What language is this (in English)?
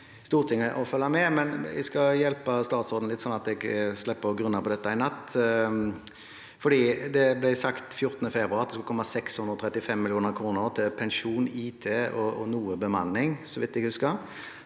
Norwegian